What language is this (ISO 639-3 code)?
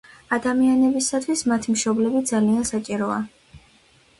kat